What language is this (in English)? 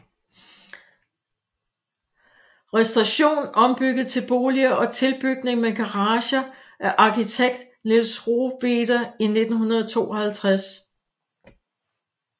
Danish